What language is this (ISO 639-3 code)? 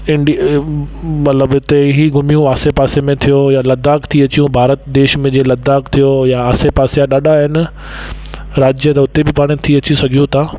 snd